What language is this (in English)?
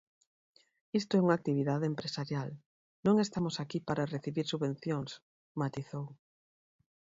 Galician